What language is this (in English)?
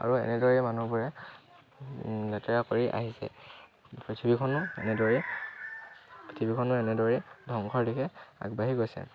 Assamese